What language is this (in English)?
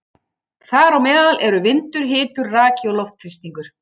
Icelandic